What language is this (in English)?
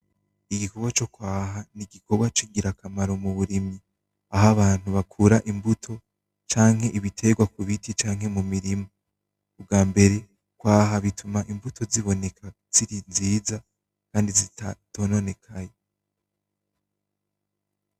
Rundi